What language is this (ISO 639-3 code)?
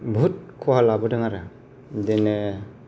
brx